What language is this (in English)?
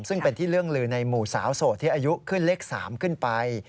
Thai